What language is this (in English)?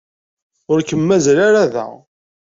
Kabyle